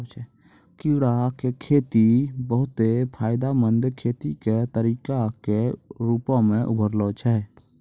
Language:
Maithili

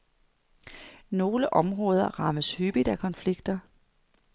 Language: Danish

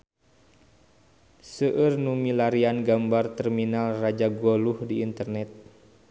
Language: Sundanese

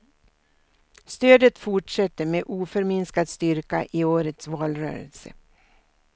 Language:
Swedish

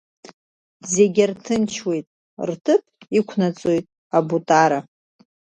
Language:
Abkhazian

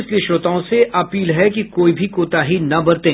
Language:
Hindi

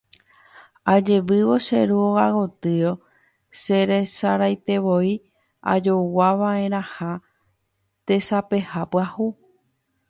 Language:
Guarani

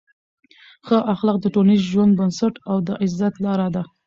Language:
Pashto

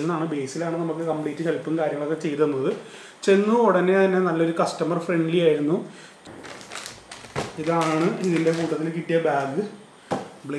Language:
English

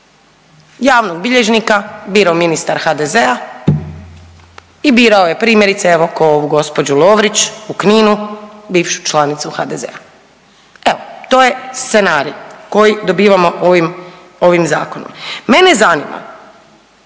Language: Croatian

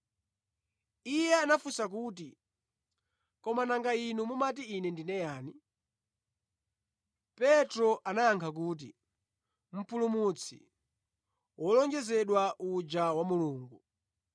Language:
Nyanja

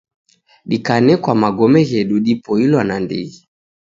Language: Taita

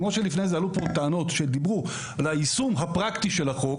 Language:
Hebrew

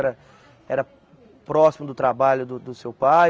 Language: Portuguese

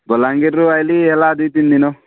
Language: Odia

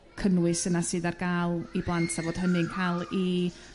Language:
Welsh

